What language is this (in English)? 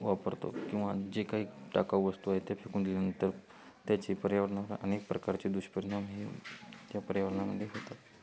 Marathi